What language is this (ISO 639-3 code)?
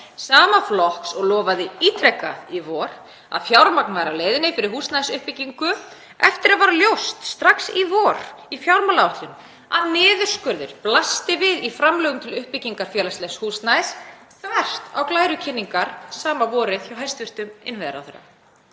isl